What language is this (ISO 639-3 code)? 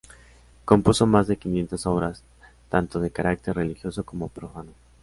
spa